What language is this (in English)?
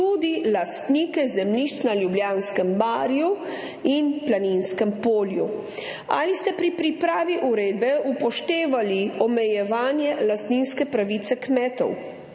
Slovenian